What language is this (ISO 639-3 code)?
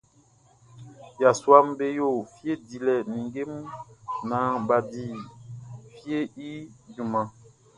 bci